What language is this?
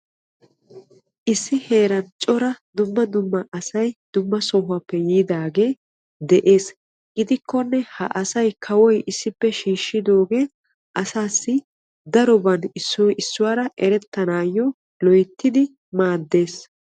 Wolaytta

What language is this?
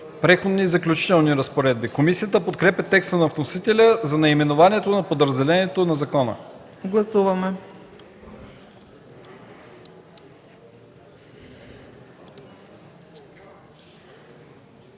Bulgarian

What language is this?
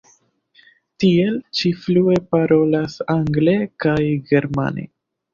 Esperanto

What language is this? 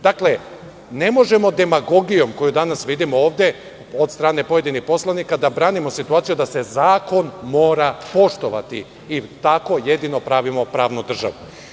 Serbian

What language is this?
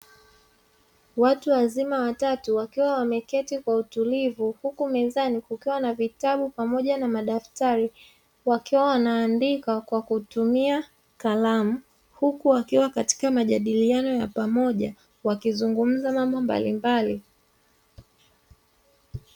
Swahili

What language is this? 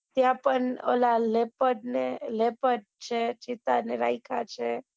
Gujarati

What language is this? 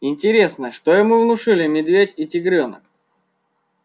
Russian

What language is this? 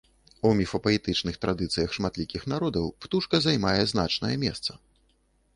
Belarusian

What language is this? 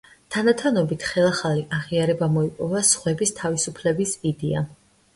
Georgian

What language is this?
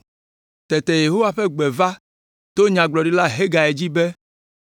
Ewe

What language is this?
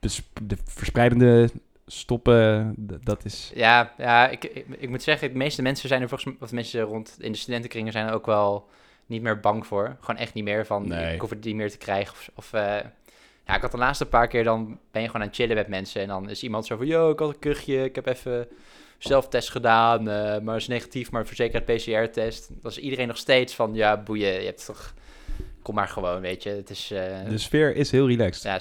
Dutch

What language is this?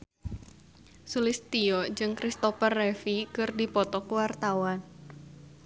Sundanese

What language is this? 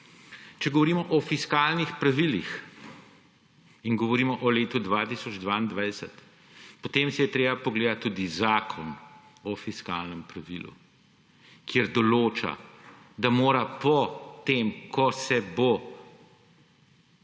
Slovenian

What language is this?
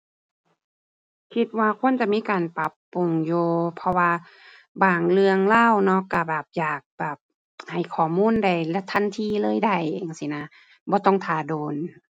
Thai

